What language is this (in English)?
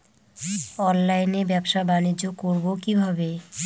Bangla